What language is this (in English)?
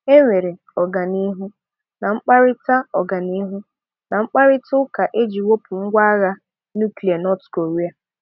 Igbo